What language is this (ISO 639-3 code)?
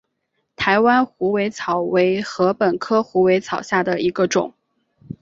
zho